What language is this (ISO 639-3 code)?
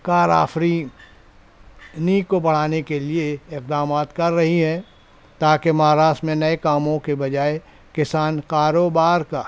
urd